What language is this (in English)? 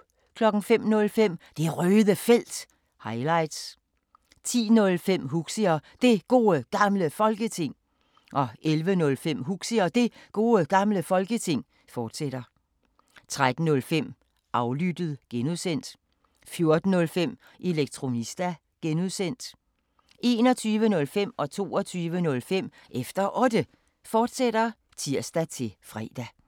Danish